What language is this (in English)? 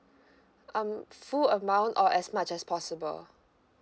English